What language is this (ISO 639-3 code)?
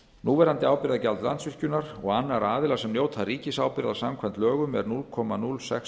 isl